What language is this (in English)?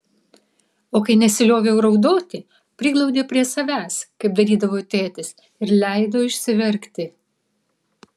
Lithuanian